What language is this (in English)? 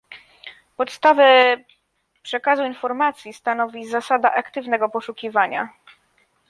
Polish